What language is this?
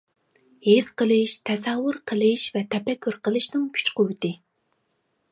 Uyghur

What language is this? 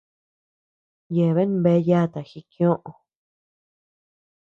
Tepeuxila Cuicatec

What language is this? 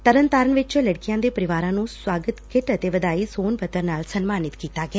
Punjabi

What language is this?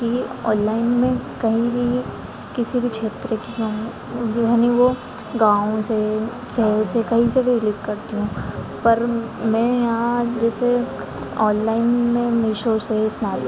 Hindi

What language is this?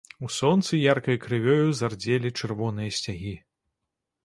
Belarusian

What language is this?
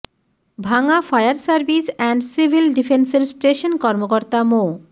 Bangla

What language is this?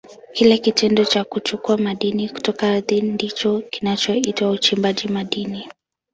Swahili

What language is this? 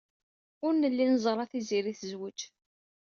Kabyle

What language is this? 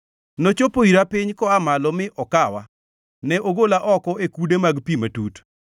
Luo (Kenya and Tanzania)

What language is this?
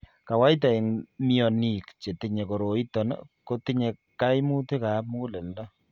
Kalenjin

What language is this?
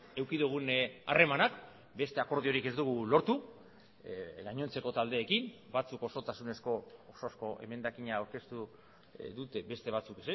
Basque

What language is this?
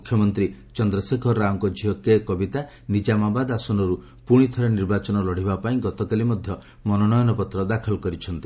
Odia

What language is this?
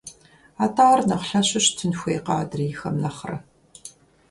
Kabardian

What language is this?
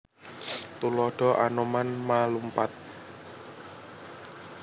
Javanese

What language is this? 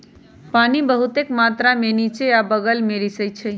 Magahi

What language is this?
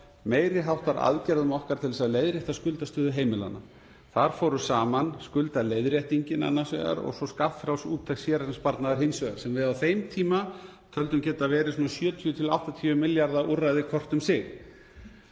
Icelandic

